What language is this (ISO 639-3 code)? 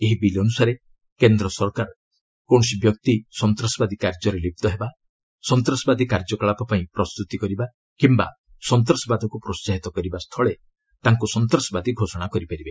ori